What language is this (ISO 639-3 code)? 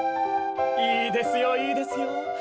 jpn